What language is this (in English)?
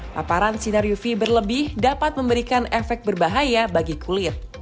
Indonesian